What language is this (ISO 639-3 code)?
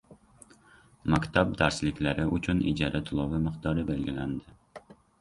uzb